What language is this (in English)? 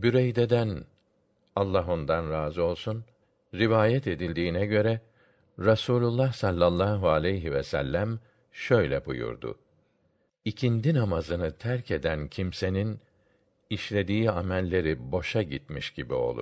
Turkish